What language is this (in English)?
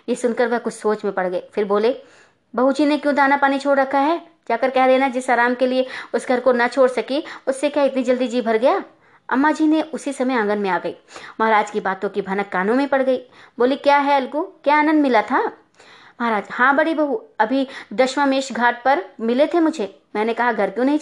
Hindi